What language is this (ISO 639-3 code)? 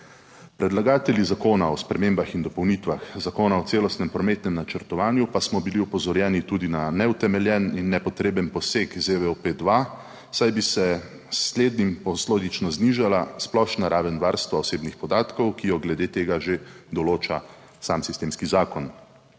slv